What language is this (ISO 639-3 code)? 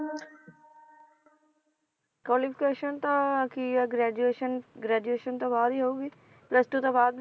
pan